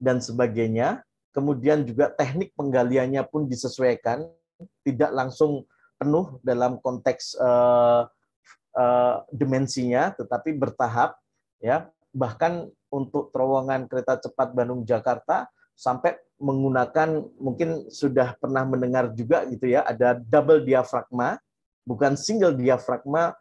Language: Indonesian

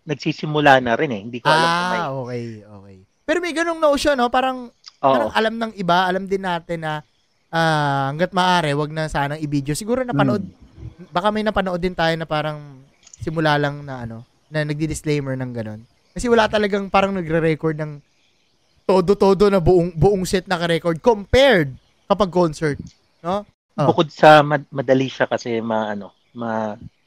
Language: Filipino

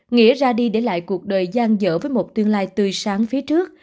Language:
Vietnamese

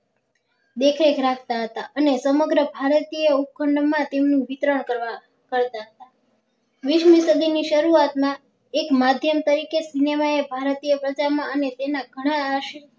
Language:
Gujarati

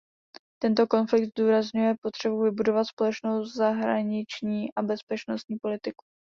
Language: Czech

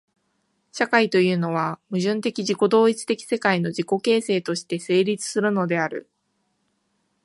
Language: Japanese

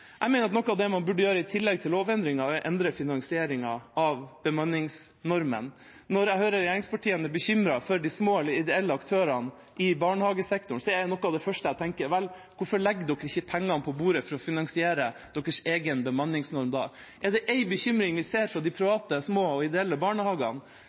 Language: Norwegian Bokmål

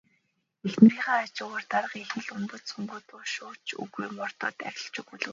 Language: Mongolian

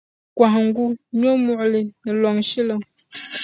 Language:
Dagbani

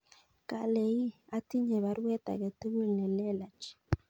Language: Kalenjin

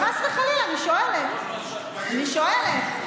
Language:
Hebrew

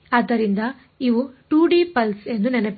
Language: Kannada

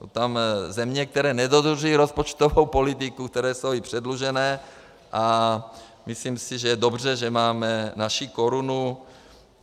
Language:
Czech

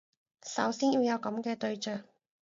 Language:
Cantonese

